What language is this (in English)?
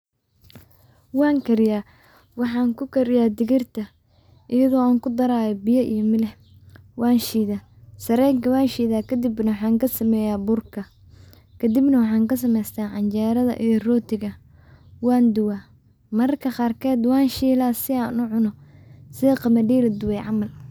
Somali